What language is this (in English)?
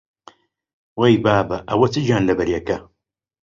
Central Kurdish